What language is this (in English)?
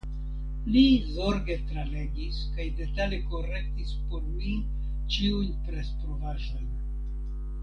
Esperanto